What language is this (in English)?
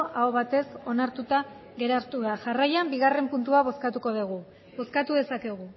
Basque